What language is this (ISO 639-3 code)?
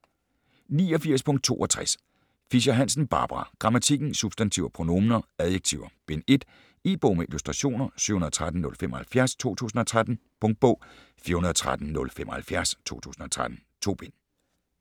dan